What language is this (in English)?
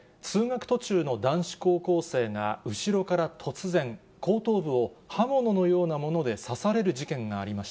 Japanese